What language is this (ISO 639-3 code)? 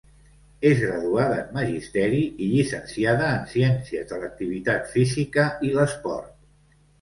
cat